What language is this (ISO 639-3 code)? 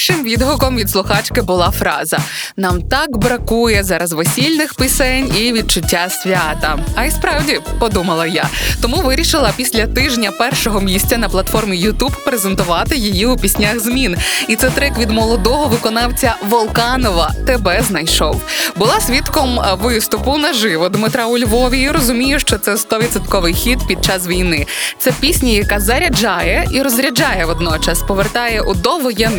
ukr